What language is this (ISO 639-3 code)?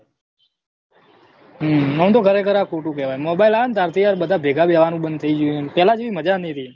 guj